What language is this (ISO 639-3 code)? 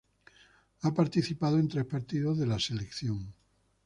spa